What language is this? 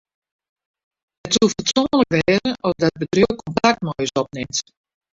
Western Frisian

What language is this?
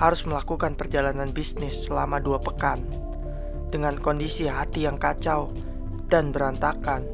Indonesian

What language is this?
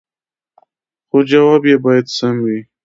Pashto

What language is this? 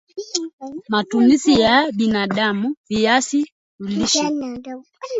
Swahili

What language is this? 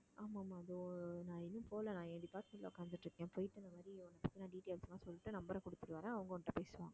Tamil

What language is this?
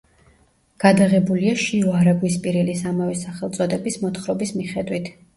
Georgian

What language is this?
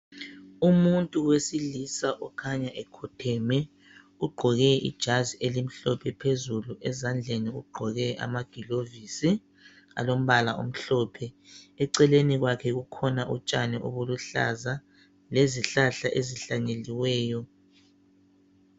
North Ndebele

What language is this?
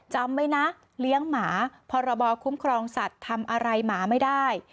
Thai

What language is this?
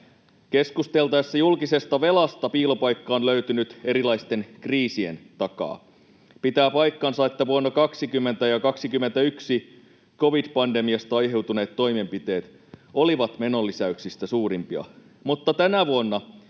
Finnish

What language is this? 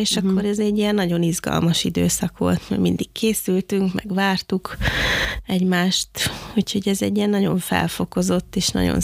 Hungarian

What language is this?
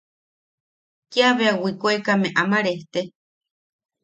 Yaqui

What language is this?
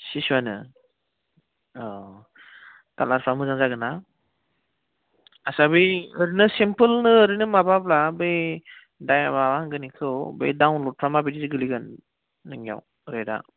Bodo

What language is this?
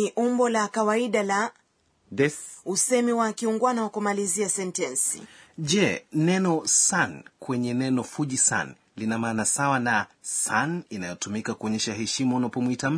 Swahili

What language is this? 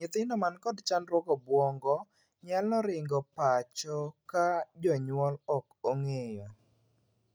Luo (Kenya and Tanzania)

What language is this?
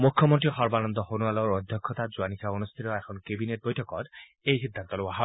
Assamese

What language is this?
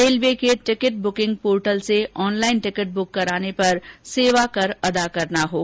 Hindi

